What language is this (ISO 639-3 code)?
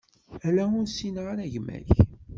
kab